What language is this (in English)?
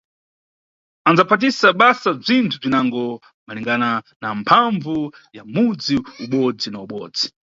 Nyungwe